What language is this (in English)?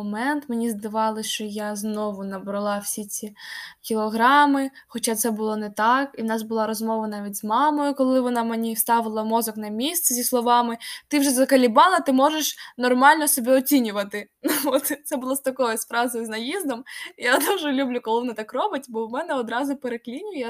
Ukrainian